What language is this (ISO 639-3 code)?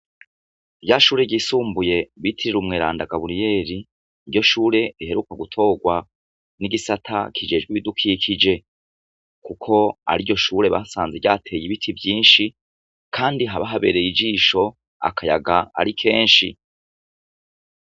run